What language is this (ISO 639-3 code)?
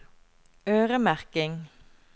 nor